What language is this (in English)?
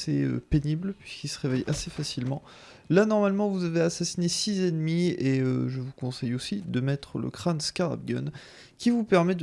French